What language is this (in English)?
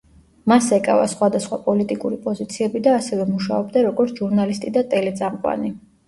Georgian